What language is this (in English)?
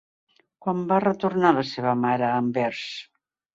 Catalan